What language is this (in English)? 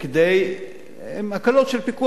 Hebrew